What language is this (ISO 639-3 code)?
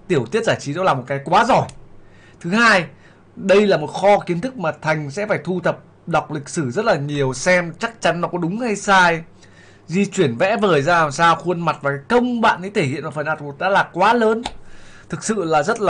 vie